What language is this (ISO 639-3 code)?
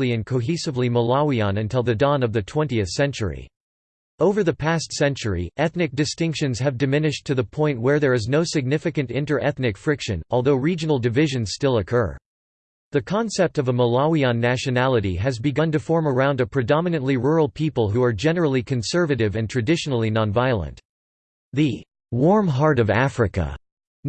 eng